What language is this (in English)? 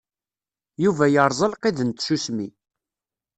Kabyle